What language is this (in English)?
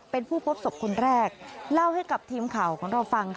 Thai